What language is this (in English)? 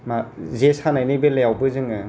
Bodo